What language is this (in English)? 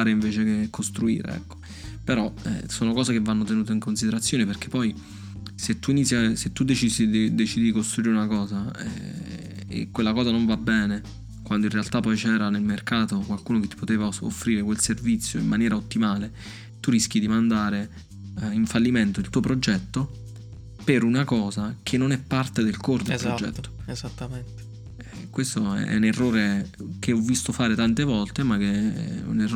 Italian